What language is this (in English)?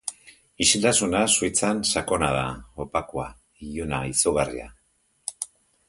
Basque